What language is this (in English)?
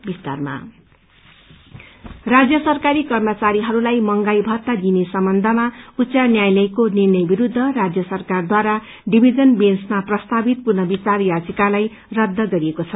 Nepali